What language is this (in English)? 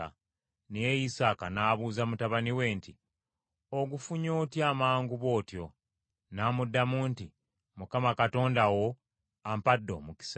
Ganda